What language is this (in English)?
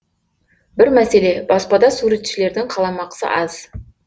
Kazakh